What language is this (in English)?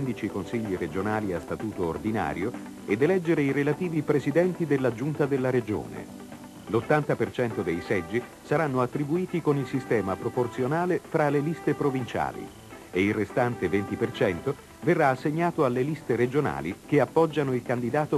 Italian